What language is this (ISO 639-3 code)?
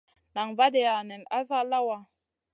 mcn